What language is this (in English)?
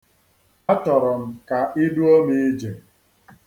Igbo